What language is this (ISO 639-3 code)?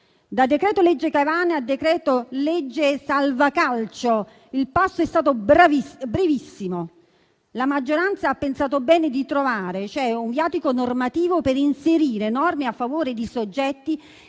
ita